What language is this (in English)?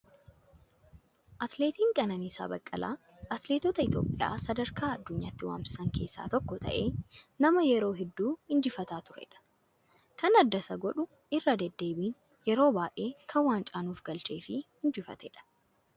Oromo